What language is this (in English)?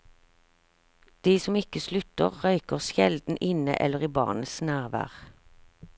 Norwegian